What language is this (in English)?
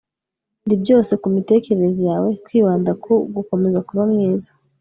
Kinyarwanda